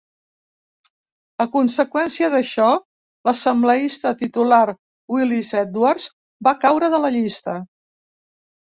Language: Catalan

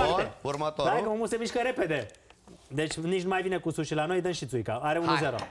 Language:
Romanian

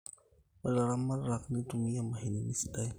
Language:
Masai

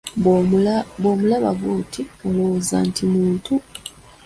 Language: Ganda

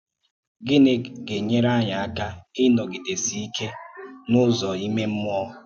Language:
Igbo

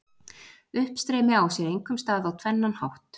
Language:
Icelandic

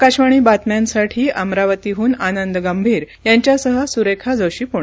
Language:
Marathi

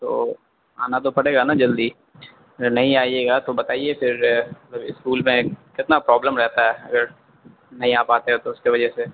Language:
Urdu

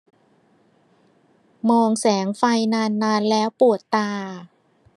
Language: Thai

